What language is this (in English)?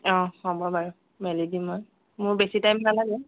Assamese